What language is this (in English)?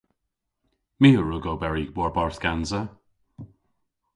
Cornish